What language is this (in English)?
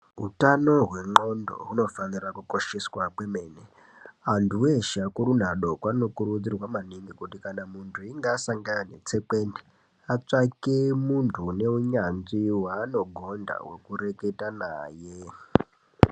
Ndau